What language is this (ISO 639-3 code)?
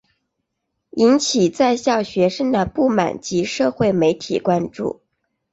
zho